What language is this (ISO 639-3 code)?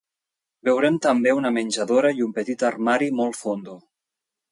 cat